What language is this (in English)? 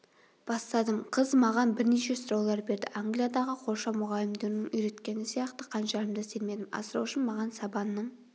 Kazakh